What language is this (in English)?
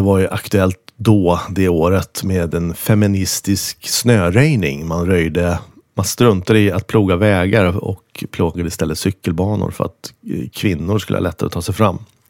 Swedish